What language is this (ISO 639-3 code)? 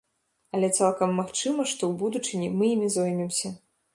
bel